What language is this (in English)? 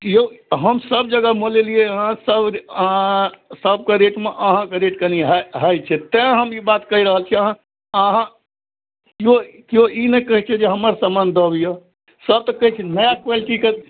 Maithili